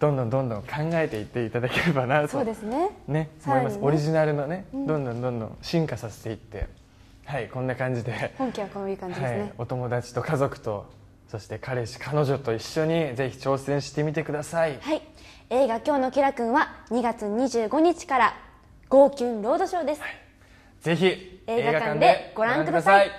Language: Japanese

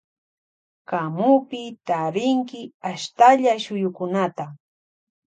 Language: Loja Highland Quichua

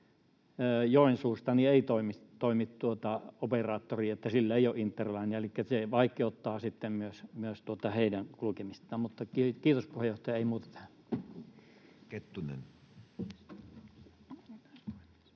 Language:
Finnish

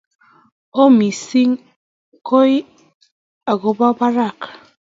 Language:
Kalenjin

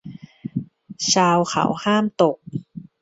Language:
Thai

